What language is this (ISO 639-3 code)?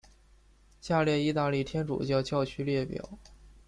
zho